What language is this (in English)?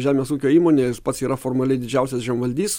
Lithuanian